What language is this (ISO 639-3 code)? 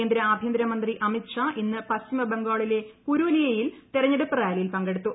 mal